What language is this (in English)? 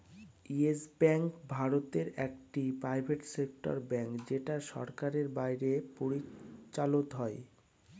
Bangla